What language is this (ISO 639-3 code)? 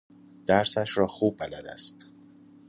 fas